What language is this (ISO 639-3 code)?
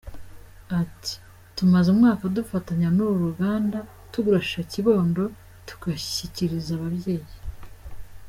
kin